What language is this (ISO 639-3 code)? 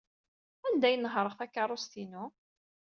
kab